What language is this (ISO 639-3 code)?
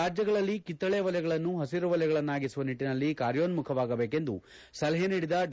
kan